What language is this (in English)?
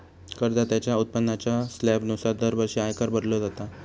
Marathi